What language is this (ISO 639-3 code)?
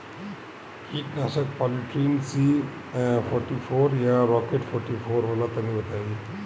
bho